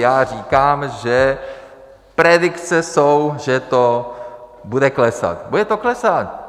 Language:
Czech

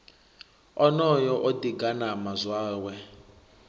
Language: Venda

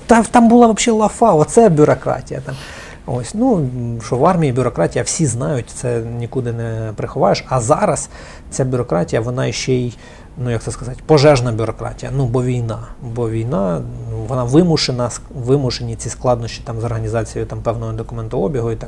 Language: Ukrainian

